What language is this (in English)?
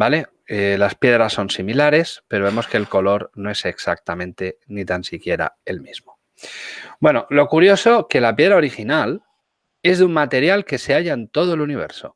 Spanish